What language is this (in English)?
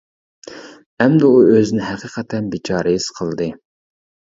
Uyghur